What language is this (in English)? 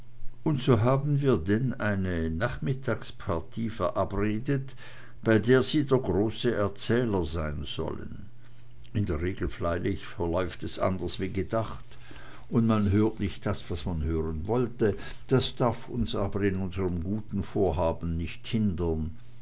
German